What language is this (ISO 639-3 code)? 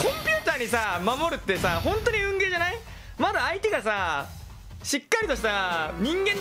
jpn